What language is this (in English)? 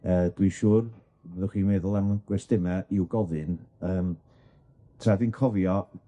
Welsh